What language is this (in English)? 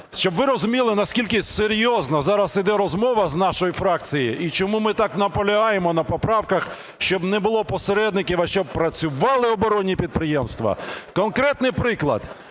Ukrainian